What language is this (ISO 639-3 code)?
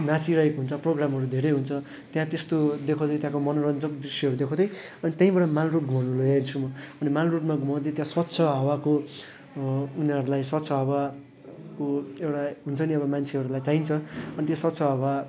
nep